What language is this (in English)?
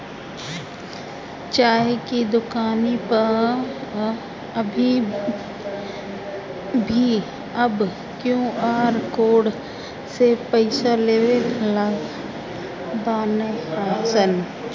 Bhojpuri